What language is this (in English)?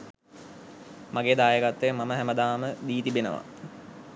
Sinhala